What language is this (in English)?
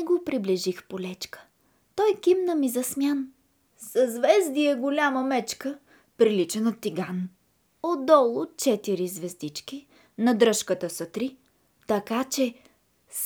Bulgarian